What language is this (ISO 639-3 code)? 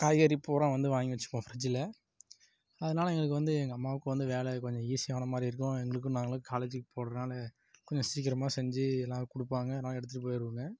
tam